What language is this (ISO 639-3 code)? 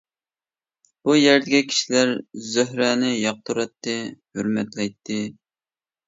uig